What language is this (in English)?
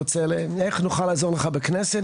Hebrew